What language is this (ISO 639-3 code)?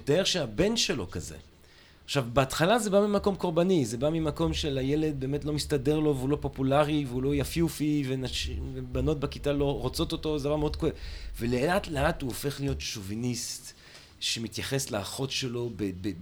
heb